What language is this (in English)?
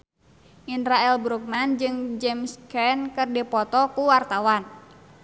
Sundanese